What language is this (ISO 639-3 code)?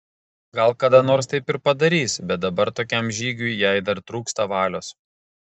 lit